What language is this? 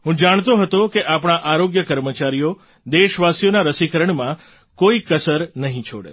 Gujarati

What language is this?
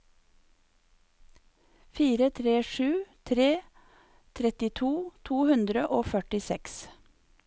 Norwegian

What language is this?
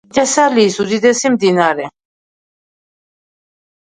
Georgian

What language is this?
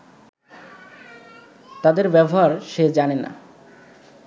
Bangla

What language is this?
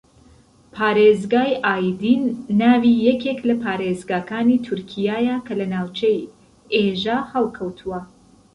Central Kurdish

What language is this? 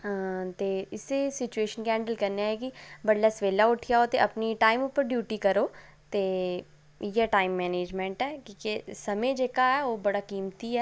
Dogri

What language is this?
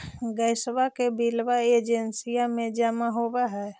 Magahi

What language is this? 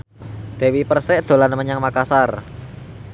Javanese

